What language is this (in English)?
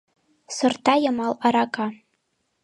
Mari